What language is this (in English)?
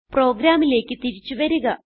Malayalam